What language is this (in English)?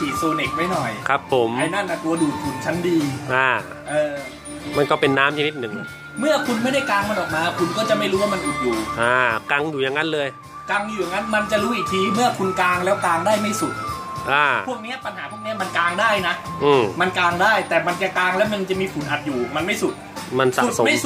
Thai